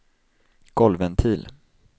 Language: Swedish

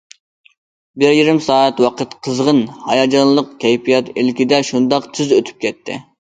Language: Uyghur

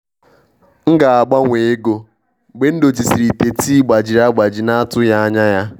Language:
Igbo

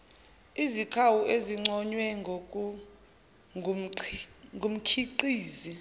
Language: Zulu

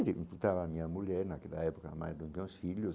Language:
Portuguese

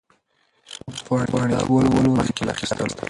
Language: Pashto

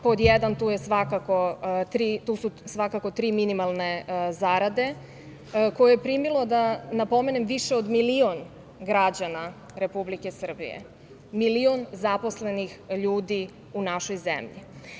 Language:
Serbian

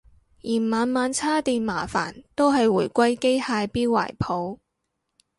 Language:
Cantonese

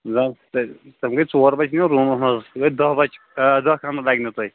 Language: Kashmiri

